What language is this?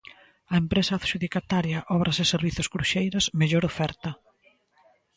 Galician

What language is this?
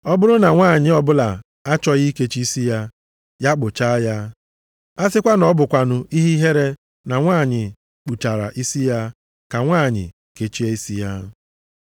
Igbo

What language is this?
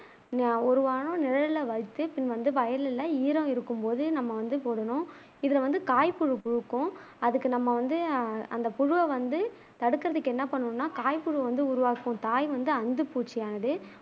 Tamil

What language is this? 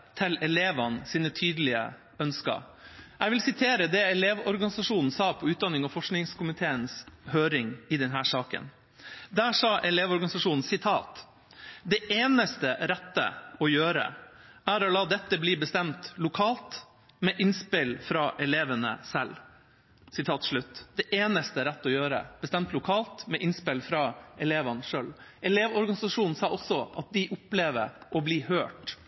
Norwegian Bokmål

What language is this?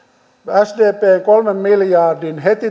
Finnish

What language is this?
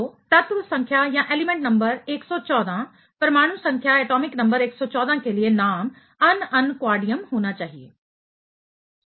Hindi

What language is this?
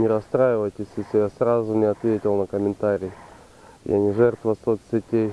Russian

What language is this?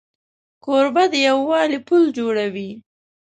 Pashto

